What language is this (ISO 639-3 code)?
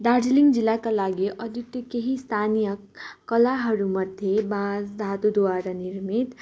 nep